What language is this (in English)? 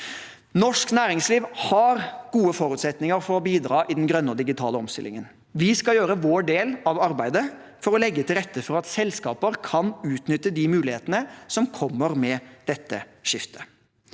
Norwegian